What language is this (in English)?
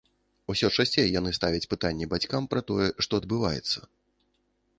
Belarusian